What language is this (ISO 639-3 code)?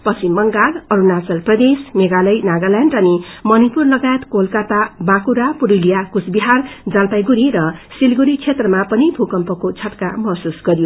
nep